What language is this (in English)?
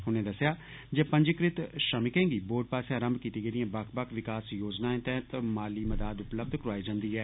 Dogri